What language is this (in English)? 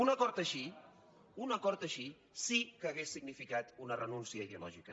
Catalan